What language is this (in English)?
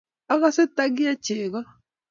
Kalenjin